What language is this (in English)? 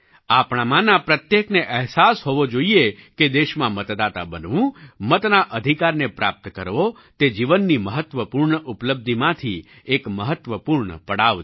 Gujarati